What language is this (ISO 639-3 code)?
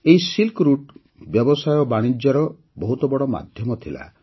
ori